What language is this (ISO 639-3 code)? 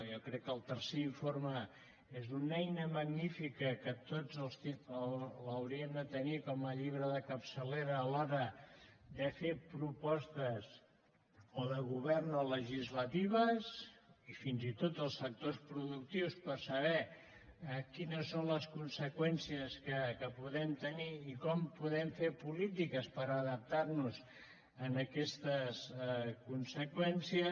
cat